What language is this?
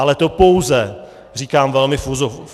Czech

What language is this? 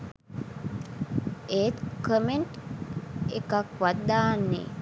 Sinhala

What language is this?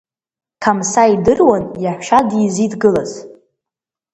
Abkhazian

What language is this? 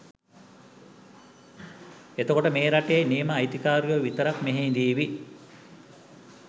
Sinhala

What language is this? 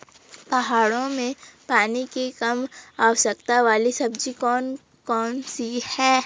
Hindi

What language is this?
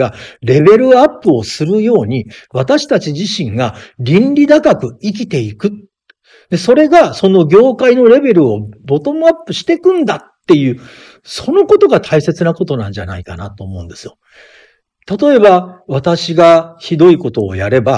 Japanese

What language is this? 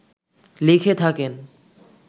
Bangla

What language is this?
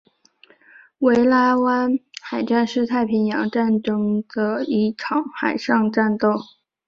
Chinese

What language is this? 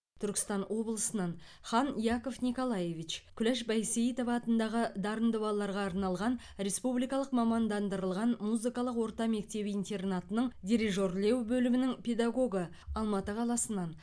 Kazakh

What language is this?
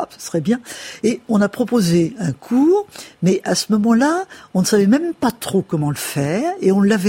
French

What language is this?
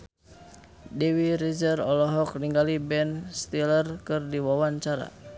Sundanese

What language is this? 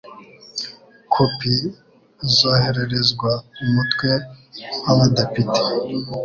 Kinyarwanda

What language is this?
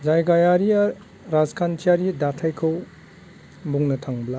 Bodo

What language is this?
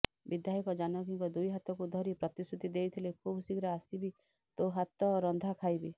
Odia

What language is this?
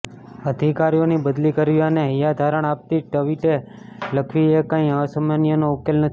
Gujarati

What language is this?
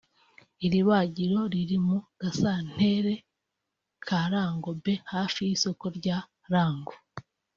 Kinyarwanda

